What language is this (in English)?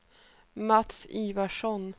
Swedish